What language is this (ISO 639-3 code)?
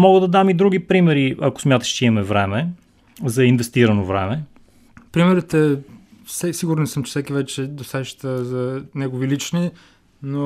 bul